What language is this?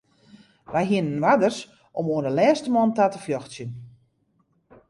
Western Frisian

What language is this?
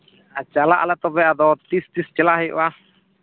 Santali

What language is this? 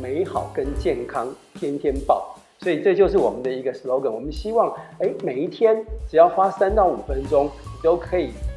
Chinese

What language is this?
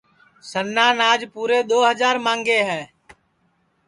Sansi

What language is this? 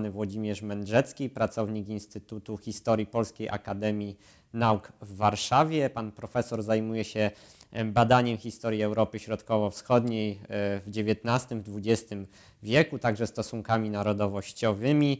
Polish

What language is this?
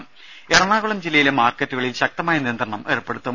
Malayalam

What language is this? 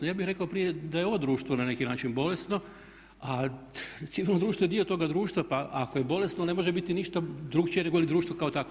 Croatian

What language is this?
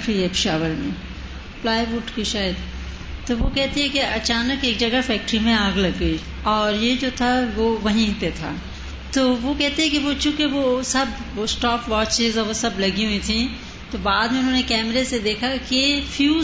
Urdu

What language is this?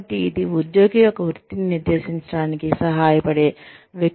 Telugu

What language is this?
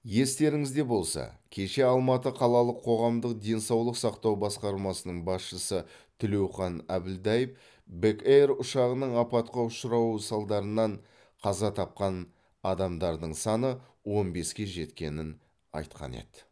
Kazakh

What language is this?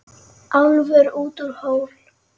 Icelandic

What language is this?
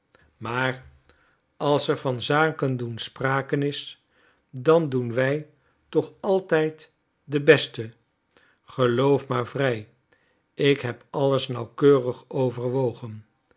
Dutch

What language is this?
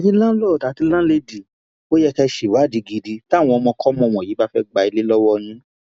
Yoruba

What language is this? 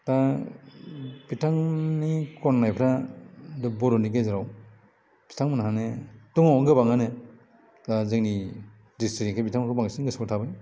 Bodo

